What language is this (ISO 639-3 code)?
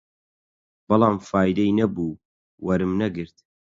ckb